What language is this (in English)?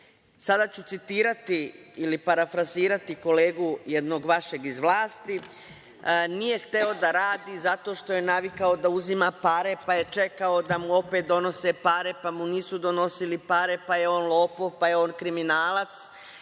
Serbian